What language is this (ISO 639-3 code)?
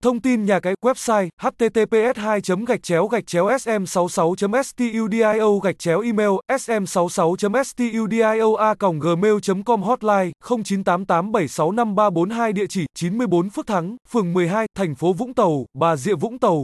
vie